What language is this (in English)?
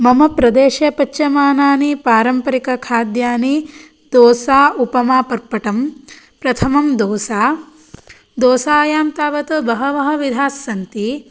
Sanskrit